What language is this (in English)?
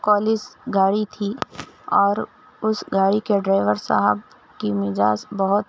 Urdu